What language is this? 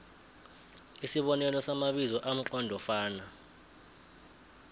South Ndebele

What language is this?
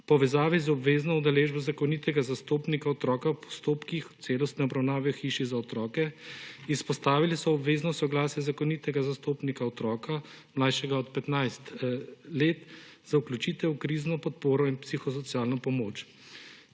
Slovenian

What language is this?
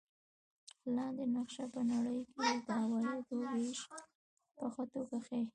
Pashto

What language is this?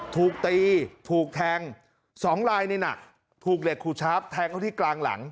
Thai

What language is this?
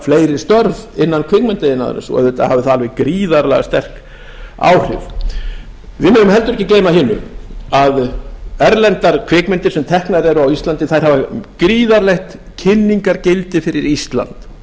Icelandic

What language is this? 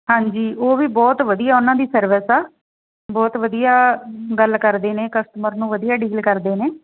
Punjabi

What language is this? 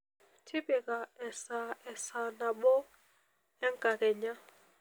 Masai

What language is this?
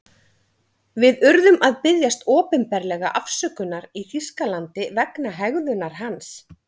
Icelandic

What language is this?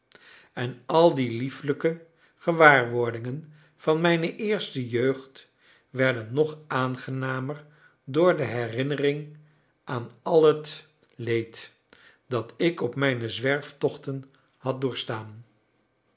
Dutch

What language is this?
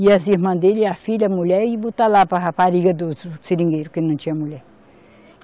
Portuguese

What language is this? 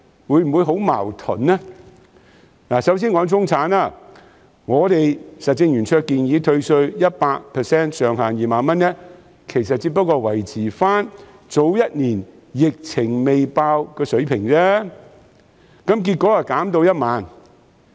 Cantonese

